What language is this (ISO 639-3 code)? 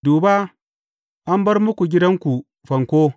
hau